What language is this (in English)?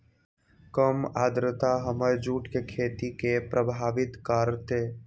Magahi